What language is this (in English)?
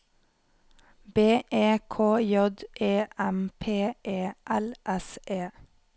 Norwegian